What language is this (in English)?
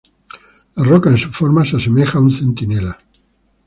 Spanish